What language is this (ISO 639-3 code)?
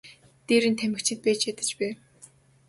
mon